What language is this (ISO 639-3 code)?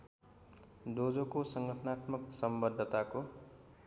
nep